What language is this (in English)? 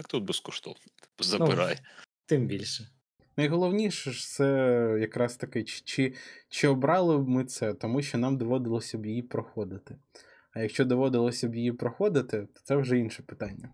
Ukrainian